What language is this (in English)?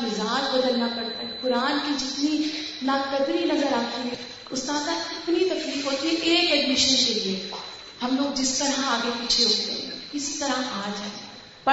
Urdu